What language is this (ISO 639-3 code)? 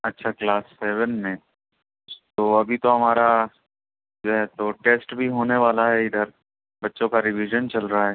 urd